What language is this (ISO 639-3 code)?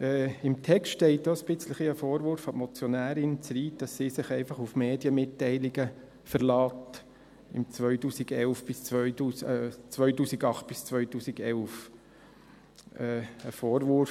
gsw